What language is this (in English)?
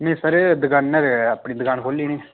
Dogri